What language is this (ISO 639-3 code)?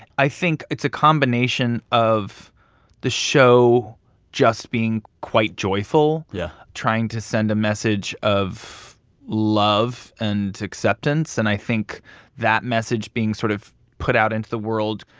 eng